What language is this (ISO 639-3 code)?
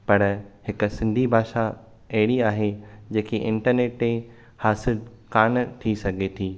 snd